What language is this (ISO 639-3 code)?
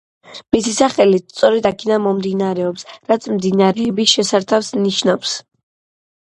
kat